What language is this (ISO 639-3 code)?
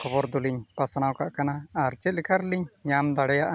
sat